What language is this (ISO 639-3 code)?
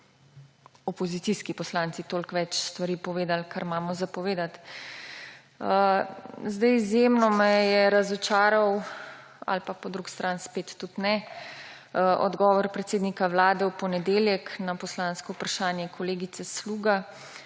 slv